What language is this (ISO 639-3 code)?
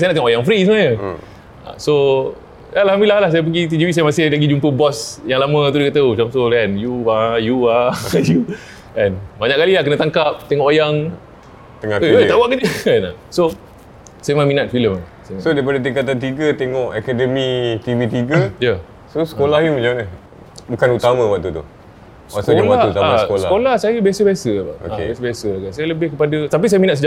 msa